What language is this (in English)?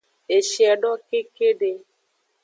Aja (Benin)